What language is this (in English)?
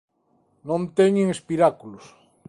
Galician